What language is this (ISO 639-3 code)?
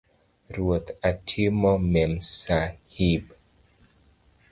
luo